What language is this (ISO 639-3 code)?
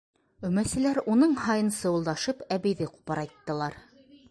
bak